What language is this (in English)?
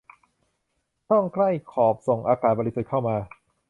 Thai